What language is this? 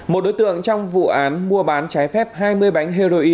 Vietnamese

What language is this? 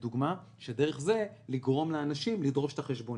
Hebrew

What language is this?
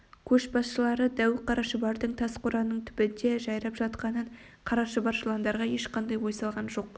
Kazakh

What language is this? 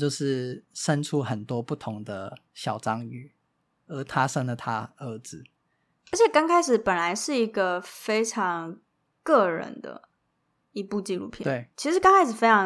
Chinese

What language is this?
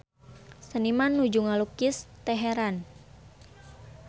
Sundanese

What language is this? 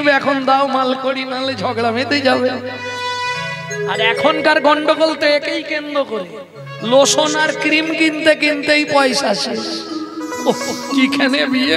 Hindi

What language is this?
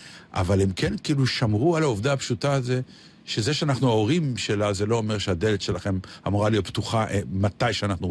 Hebrew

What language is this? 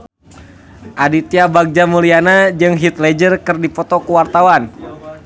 Sundanese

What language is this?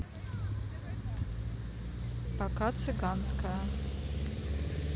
Russian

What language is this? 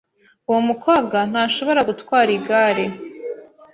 Kinyarwanda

